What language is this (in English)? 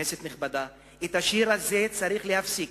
Hebrew